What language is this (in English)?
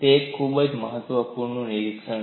Gujarati